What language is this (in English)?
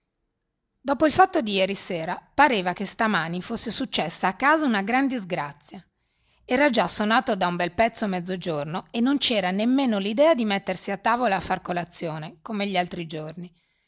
Italian